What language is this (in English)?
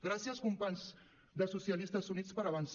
Catalan